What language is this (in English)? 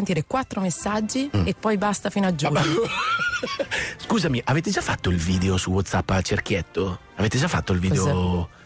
Italian